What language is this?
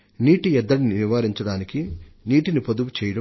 Telugu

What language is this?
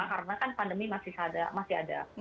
Indonesian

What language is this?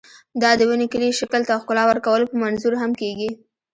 Pashto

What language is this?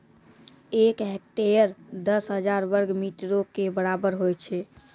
Maithili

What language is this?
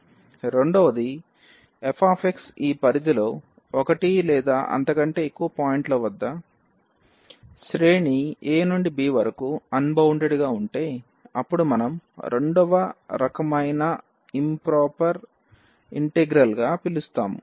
Telugu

